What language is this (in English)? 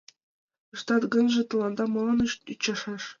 Mari